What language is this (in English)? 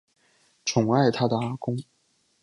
Chinese